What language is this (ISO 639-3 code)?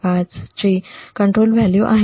mar